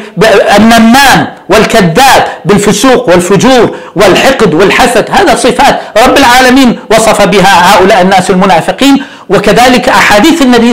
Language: Arabic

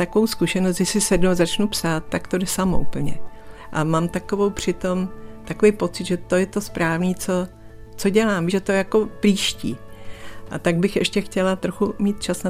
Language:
Czech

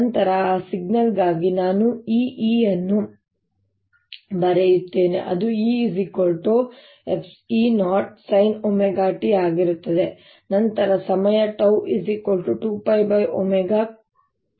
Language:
Kannada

